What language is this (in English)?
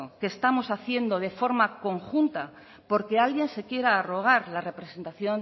Spanish